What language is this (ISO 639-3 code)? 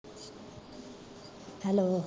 pan